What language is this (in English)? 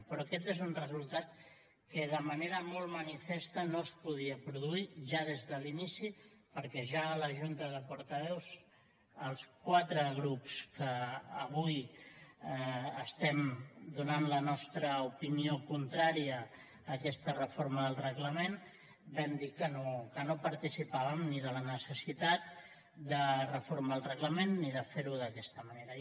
Catalan